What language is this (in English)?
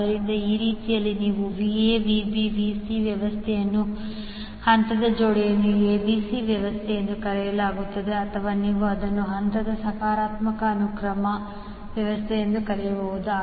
Kannada